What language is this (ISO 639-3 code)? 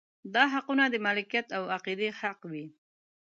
pus